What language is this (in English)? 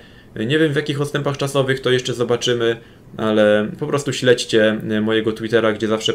Polish